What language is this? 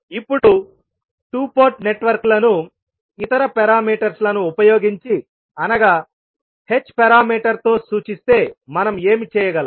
Telugu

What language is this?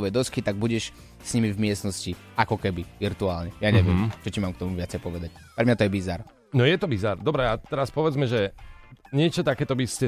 Slovak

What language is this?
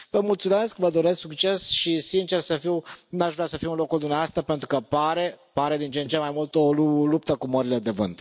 Romanian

